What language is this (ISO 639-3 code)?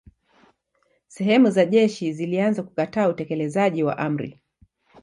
swa